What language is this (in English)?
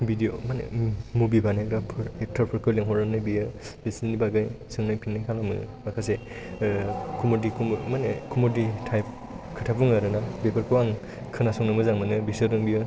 Bodo